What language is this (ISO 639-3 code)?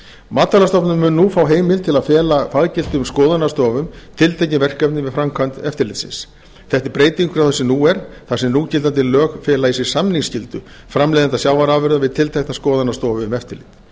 isl